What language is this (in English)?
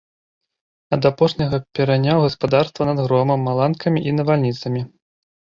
Belarusian